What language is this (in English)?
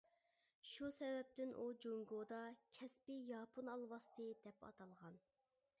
Uyghur